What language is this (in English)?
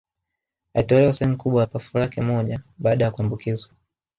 Swahili